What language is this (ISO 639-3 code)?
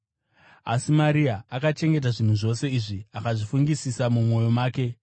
sna